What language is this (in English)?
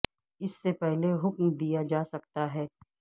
Urdu